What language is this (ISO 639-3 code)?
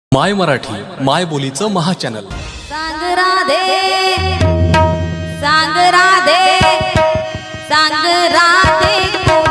mar